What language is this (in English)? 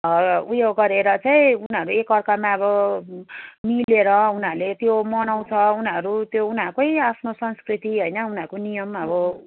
Nepali